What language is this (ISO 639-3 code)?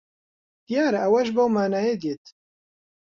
ckb